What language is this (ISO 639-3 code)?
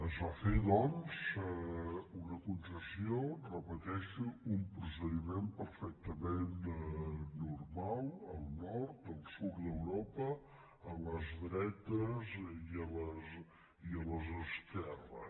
cat